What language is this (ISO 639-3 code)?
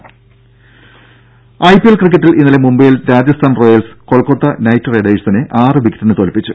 mal